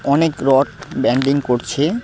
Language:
Bangla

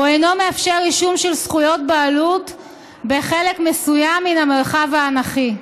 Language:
Hebrew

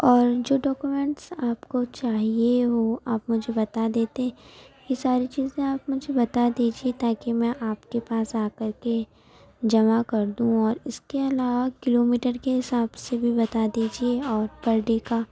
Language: Urdu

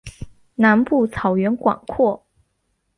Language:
Chinese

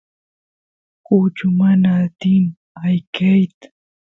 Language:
Santiago del Estero Quichua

